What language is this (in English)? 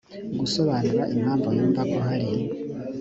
Kinyarwanda